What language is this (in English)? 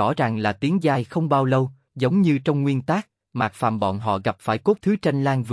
Vietnamese